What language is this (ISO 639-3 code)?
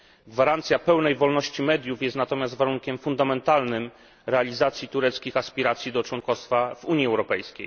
pol